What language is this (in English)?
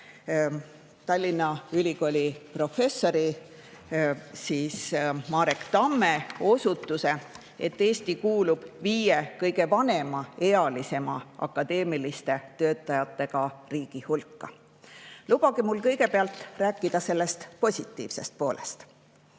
Estonian